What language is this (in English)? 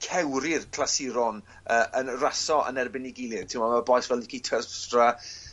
Welsh